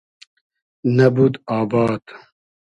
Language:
Hazaragi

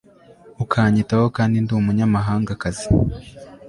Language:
Kinyarwanda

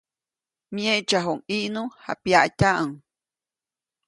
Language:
Copainalá Zoque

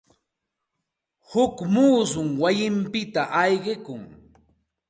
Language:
Santa Ana de Tusi Pasco Quechua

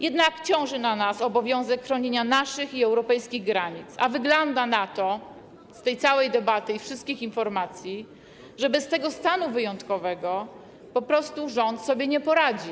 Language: Polish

